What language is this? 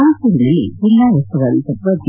Kannada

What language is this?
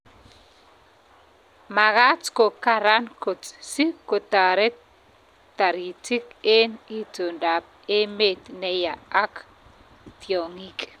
Kalenjin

